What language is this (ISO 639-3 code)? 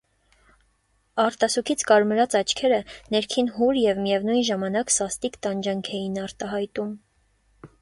hye